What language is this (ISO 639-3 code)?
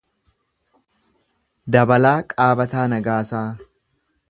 orm